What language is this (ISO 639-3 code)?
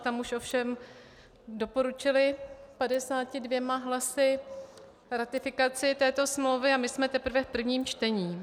ces